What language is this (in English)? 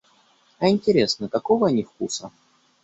Russian